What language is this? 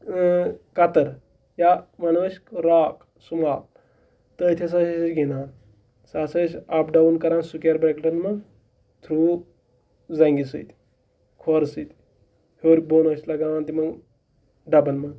Kashmiri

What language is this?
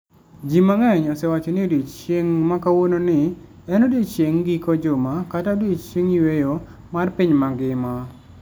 Luo (Kenya and Tanzania)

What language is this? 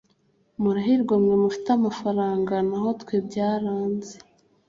Kinyarwanda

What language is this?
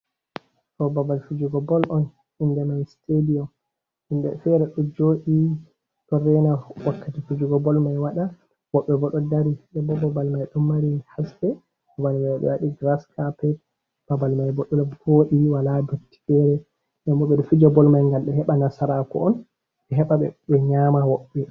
Fula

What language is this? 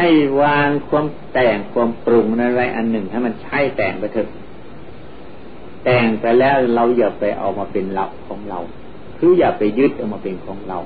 Thai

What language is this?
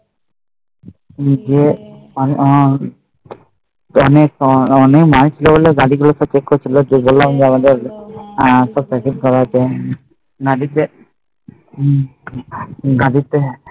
Bangla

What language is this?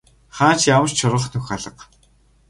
Mongolian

